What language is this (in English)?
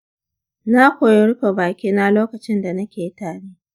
Hausa